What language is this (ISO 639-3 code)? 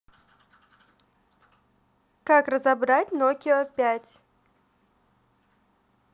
rus